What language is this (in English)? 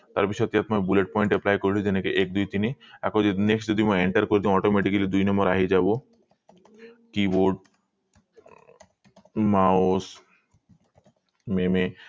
Assamese